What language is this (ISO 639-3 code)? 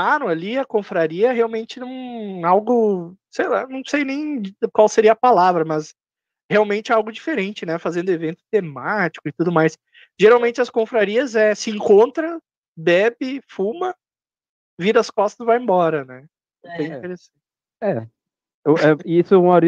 por